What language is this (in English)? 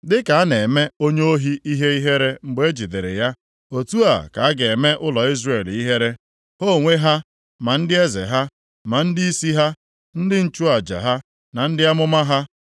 Igbo